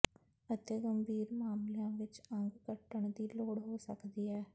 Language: Punjabi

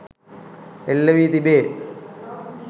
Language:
Sinhala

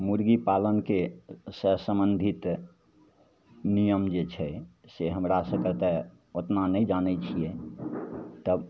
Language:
Maithili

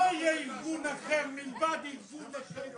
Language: Hebrew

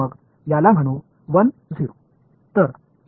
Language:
Marathi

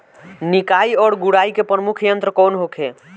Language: Bhojpuri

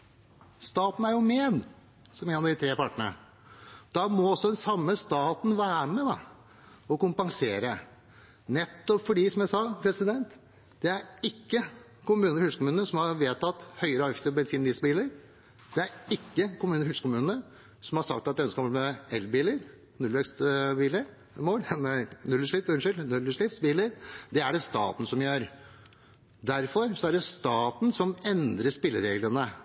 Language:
Norwegian Bokmål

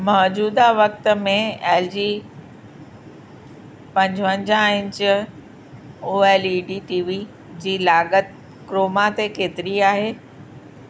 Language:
Sindhi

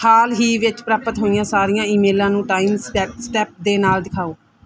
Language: Punjabi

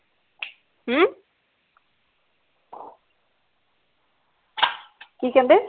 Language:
Punjabi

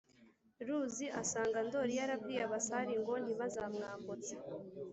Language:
Kinyarwanda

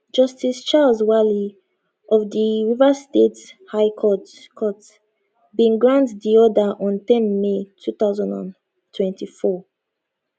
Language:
Nigerian Pidgin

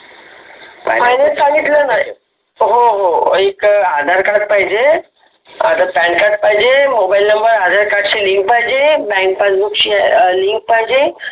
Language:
Marathi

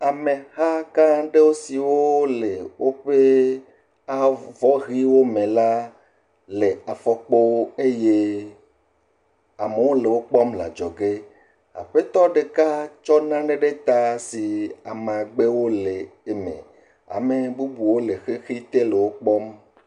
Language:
Ewe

